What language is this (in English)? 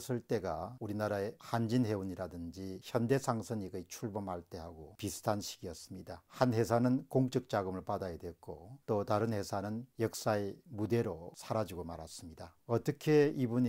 Korean